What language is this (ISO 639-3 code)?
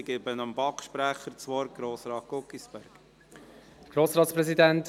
gsw